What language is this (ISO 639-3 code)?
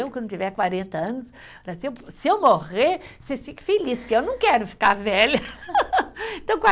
por